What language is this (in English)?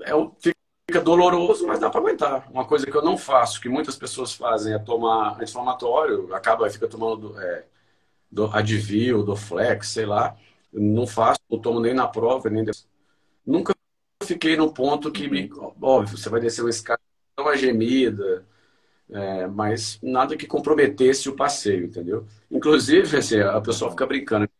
Portuguese